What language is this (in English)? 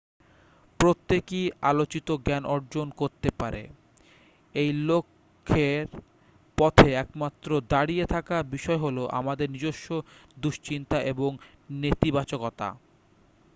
Bangla